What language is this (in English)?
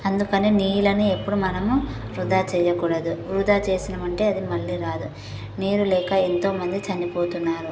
Telugu